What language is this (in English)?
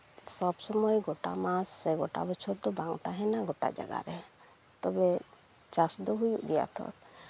Santali